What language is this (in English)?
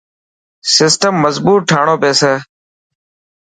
Dhatki